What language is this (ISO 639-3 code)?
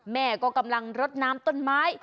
tha